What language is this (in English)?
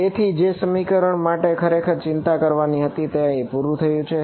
Gujarati